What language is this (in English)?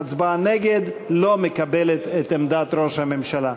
Hebrew